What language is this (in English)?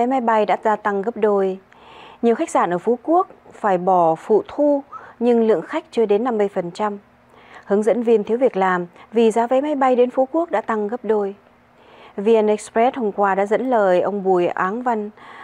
Vietnamese